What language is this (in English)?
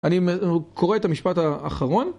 Hebrew